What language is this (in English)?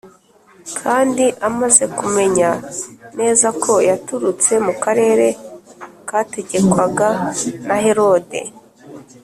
Kinyarwanda